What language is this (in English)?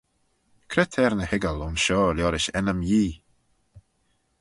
Manx